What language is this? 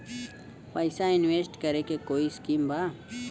Bhojpuri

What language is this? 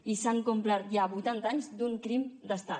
Catalan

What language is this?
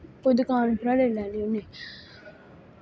Dogri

